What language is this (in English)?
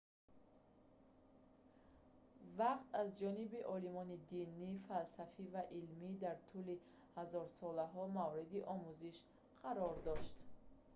Tajik